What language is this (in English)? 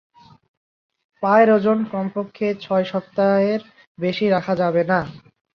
Bangla